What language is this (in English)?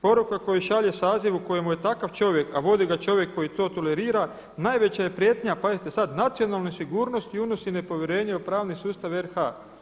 Croatian